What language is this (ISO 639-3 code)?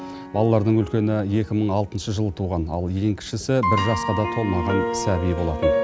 kaz